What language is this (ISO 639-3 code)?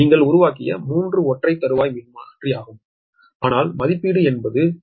tam